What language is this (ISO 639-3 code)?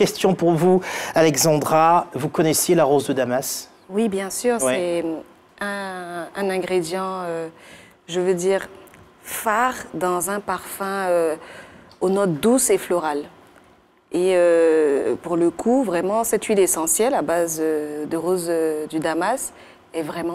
fra